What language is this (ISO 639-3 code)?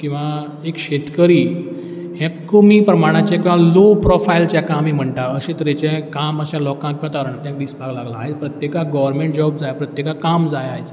kok